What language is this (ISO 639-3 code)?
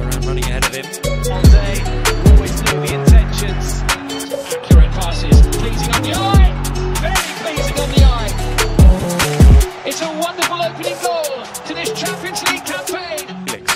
eng